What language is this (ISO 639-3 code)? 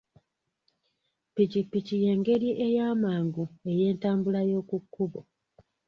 lug